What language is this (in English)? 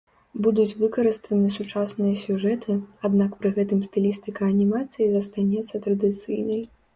Belarusian